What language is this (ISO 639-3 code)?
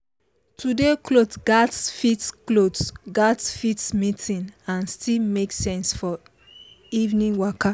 pcm